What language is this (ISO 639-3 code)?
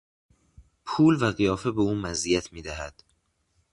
fas